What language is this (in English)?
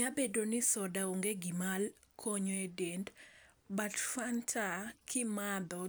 Luo (Kenya and Tanzania)